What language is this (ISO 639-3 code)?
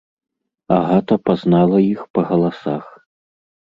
bel